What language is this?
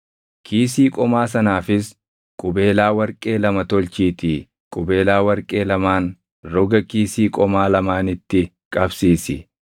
Oromo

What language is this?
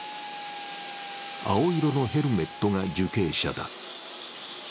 Japanese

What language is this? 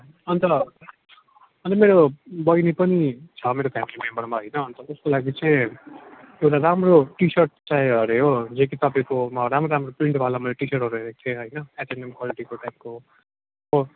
Nepali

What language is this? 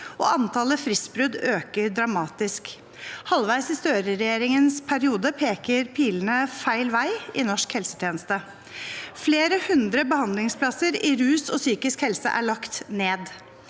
Norwegian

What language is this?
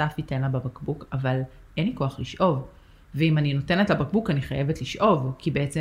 Hebrew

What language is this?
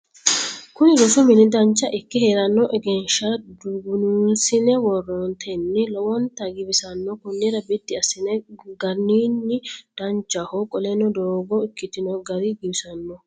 Sidamo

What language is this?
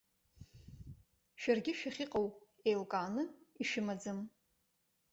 Abkhazian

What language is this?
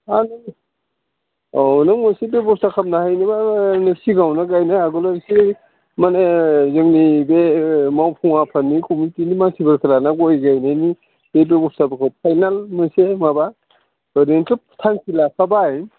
Bodo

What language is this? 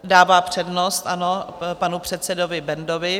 Czech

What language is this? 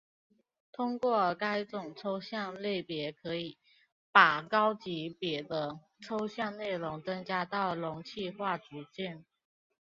Chinese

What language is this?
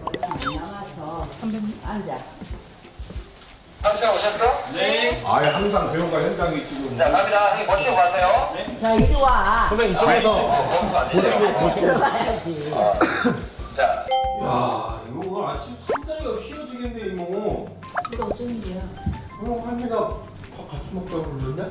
Korean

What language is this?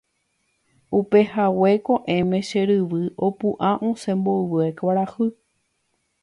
Guarani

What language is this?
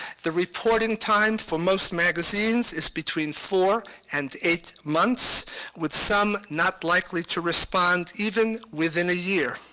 English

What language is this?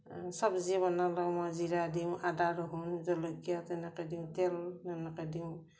Assamese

